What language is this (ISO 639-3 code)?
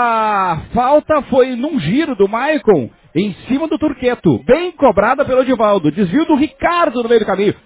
por